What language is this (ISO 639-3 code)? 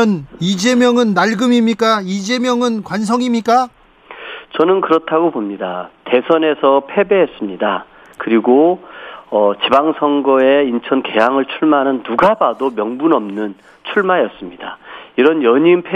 kor